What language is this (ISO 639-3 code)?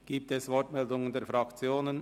gsw